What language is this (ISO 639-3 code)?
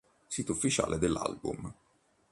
ita